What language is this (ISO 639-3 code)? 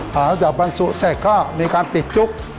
tha